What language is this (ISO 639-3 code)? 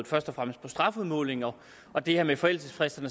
dan